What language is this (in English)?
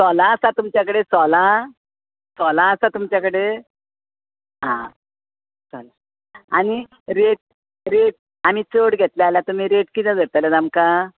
Konkani